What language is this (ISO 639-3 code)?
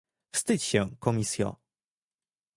pol